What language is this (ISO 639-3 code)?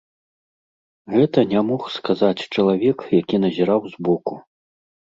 bel